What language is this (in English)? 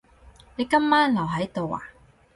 Cantonese